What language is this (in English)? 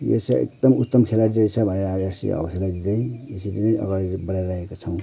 Nepali